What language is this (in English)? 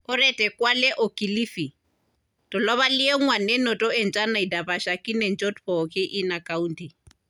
Masai